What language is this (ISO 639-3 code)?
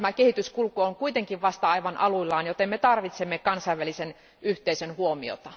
fin